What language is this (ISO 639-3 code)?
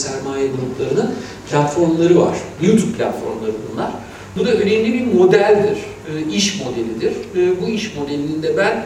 tur